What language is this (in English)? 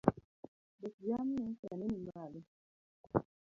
Luo (Kenya and Tanzania)